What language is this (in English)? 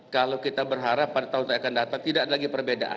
Indonesian